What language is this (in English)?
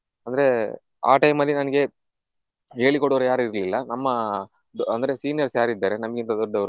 Kannada